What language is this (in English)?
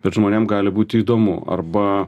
Lithuanian